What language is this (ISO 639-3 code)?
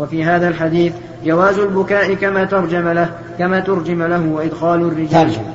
ara